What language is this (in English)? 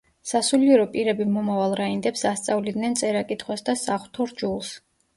Georgian